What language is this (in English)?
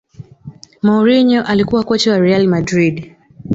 Swahili